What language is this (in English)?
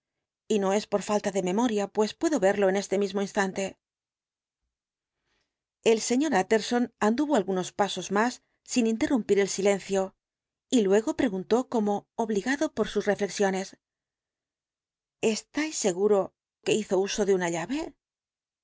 Spanish